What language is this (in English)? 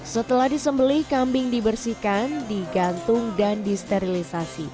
Indonesian